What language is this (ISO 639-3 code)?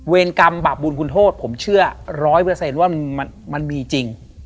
tha